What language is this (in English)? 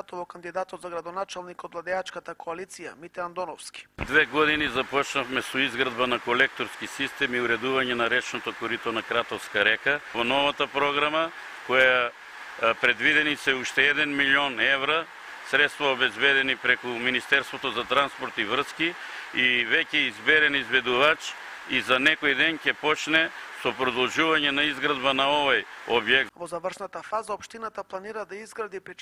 Macedonian